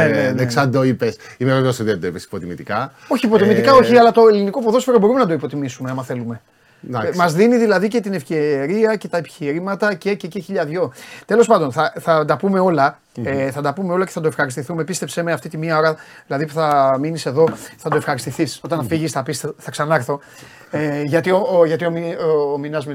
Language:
Greek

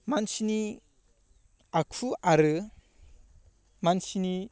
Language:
Bodo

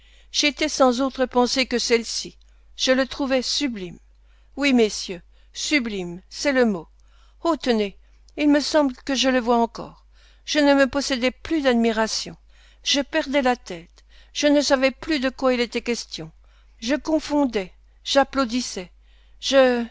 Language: French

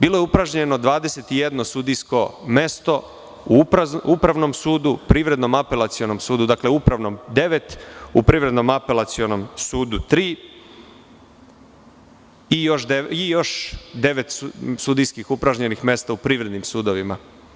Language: Serbian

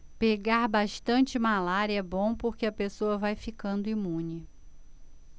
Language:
Portuguese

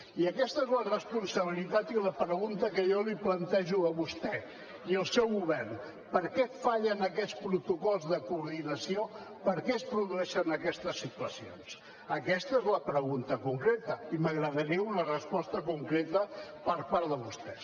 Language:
Catalan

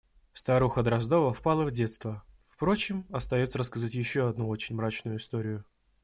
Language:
Russian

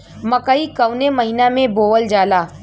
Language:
Bhojpuri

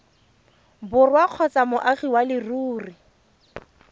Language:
Tswana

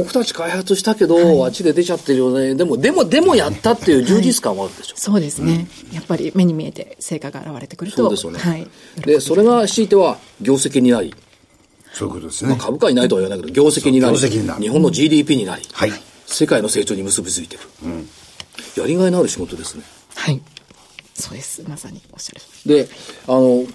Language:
Japanese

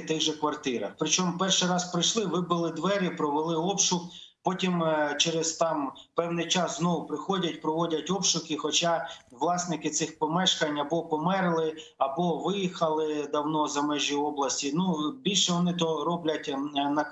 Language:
Ukrainian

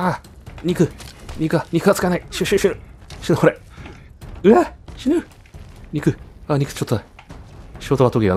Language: Japanese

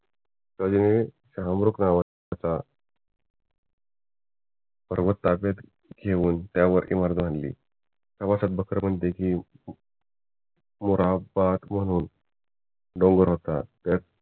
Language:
Marathi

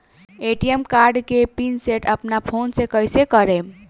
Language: Bhojpuri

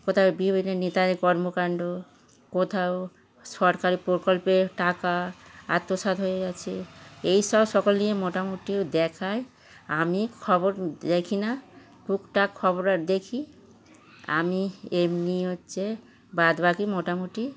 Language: Bangla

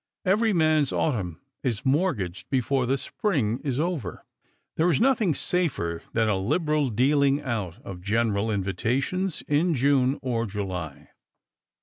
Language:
English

